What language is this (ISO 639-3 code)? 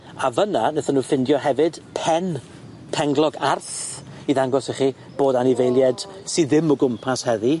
cym